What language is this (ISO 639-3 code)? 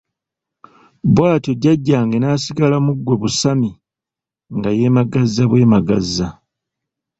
lug